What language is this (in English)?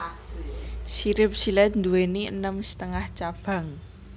Javanese